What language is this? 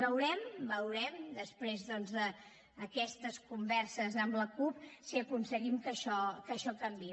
Catalan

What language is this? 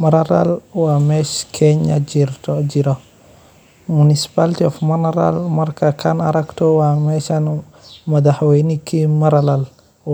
Somali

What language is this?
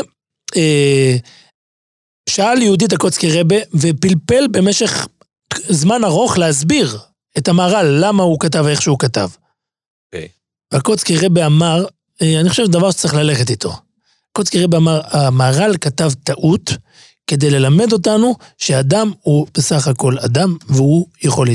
Hebrew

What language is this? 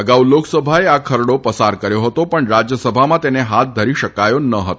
Gujarati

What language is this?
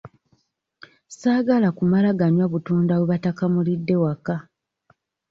Ganda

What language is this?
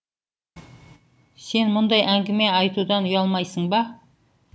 Kazakh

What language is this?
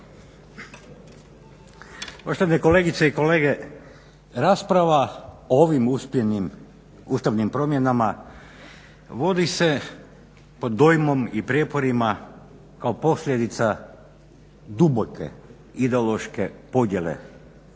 Croatian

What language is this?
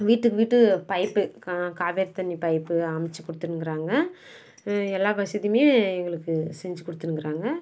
Tamil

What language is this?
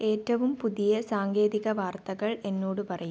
Malayalam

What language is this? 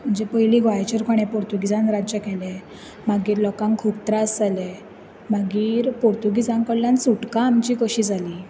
Konkani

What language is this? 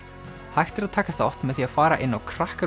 Icelandic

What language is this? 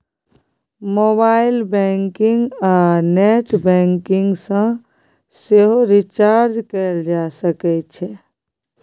Maithili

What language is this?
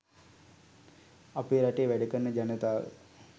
Sinhala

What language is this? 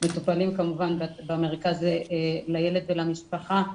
Hebrew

